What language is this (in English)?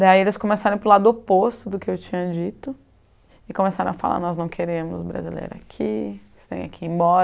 Portuguese